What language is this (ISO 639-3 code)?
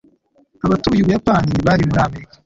kin